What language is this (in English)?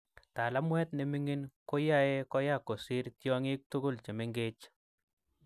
Kalenjin